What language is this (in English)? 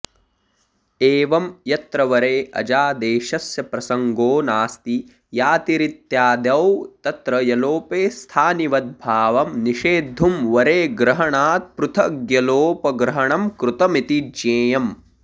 Sanskrit